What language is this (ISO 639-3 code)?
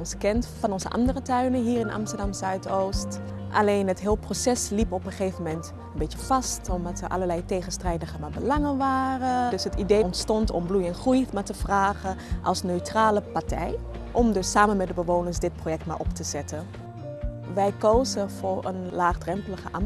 nld